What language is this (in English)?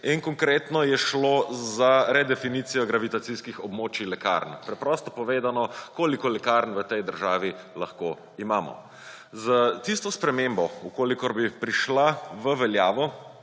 Slovenian